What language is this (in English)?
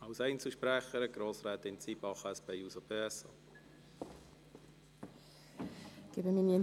Swiss German